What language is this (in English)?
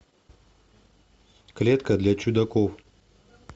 Russian